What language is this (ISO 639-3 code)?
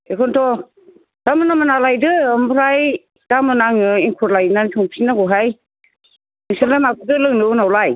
brx